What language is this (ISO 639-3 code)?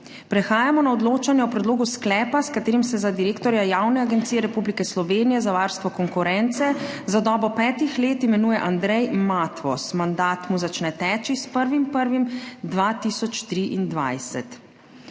slv